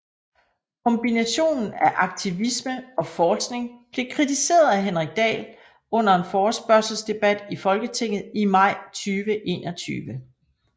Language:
Danish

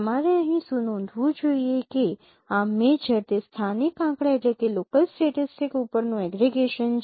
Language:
Gujarati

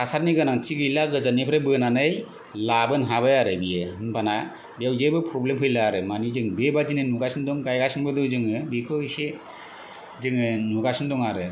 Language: Bodo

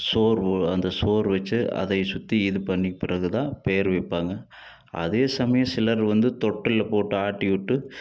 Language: Tamil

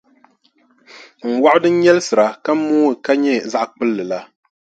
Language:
Dagbani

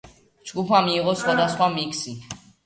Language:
Georgian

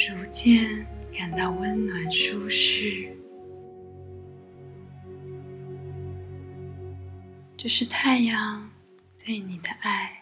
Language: Chinese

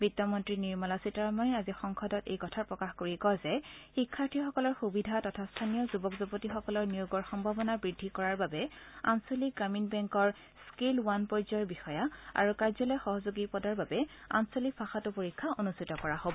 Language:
Assamese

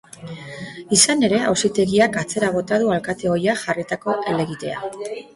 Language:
Basque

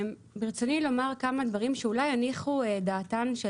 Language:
Hebrew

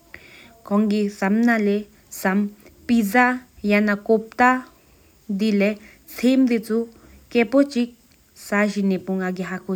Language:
Sikkimese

